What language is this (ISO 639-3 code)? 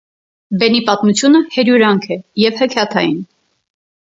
hye